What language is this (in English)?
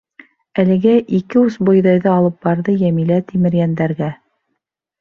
Bashkir